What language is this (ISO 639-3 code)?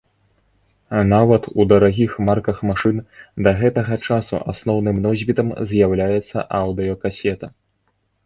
bel